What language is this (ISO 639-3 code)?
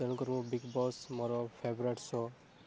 ori